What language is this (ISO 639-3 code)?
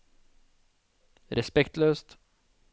nor